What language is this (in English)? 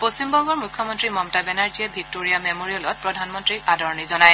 Assamese